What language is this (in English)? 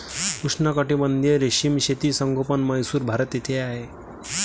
Marathi